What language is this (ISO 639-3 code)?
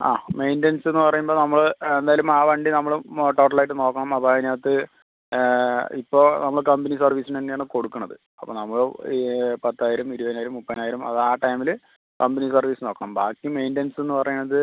mal